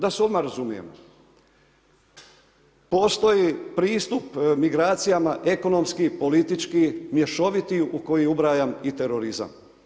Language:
Croatian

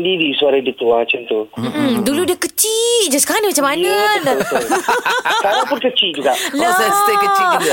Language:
Malay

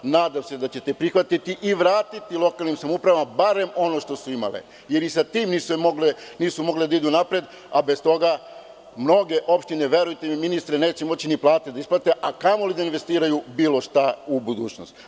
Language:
Serbian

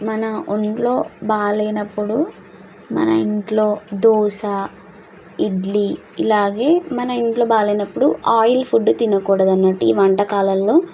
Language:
Telugu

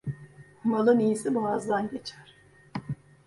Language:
Turkish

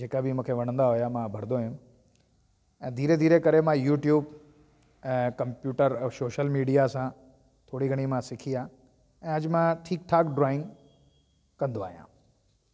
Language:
Sindhi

